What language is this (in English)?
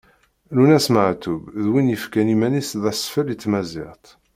Kabyle